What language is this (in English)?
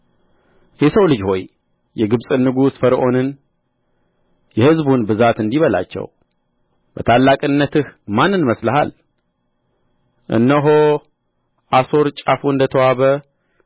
Amharic